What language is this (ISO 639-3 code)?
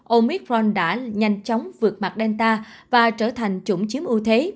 vie